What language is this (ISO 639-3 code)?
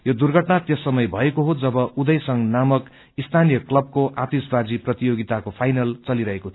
nep